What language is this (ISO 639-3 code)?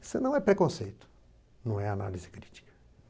por